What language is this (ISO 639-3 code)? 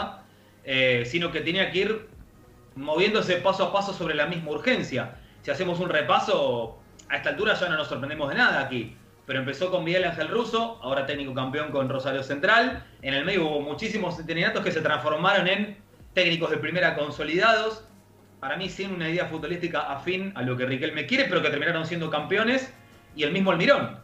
spa